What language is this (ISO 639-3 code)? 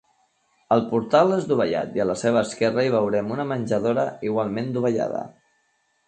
cat